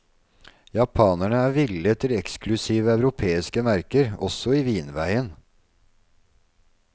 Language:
Norwegian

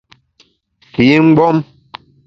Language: Bamun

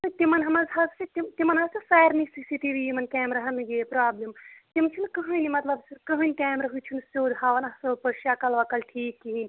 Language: Kashmiri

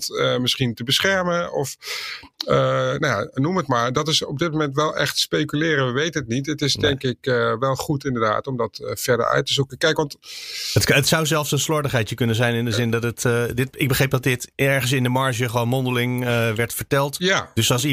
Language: Dutch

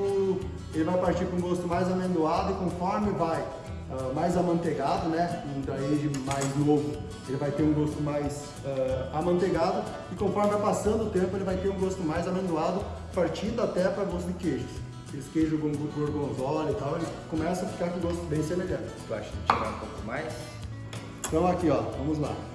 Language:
Portuguese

